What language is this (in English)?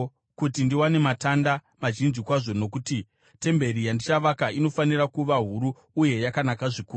Shona